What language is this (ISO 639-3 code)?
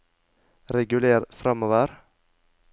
nor